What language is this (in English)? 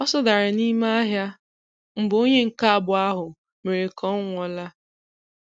Igbo